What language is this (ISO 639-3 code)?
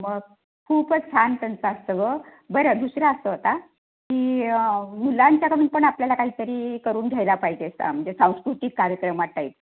mar